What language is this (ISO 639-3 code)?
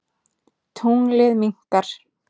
isl